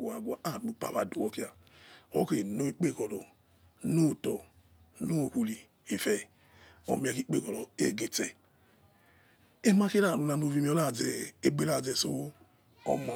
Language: Yekhee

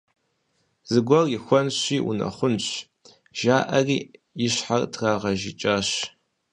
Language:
Kabardian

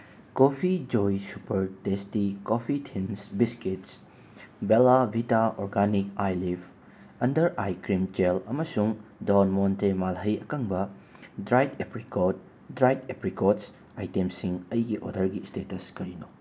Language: Manipuri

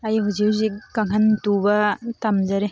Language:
Manipuri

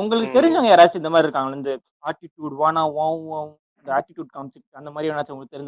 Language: Tamil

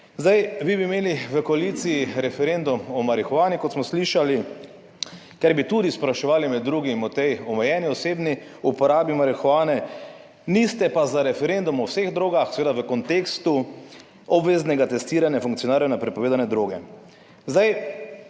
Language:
Slovenian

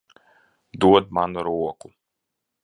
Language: Latvian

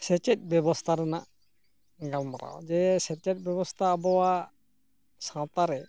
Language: Santali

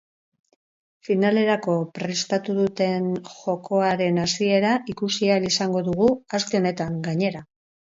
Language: Basque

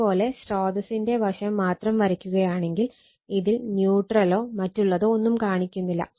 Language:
Malayalam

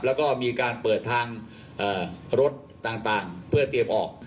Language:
Thai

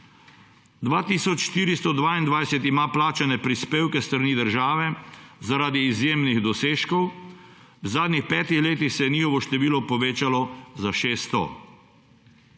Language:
Slovenian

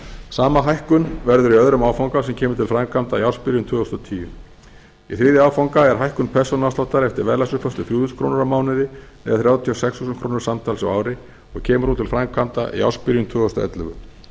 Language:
Icelandic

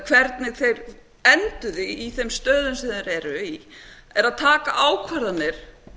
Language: Icelandic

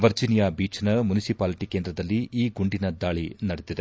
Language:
Kannada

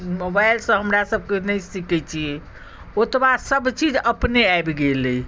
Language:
Maithili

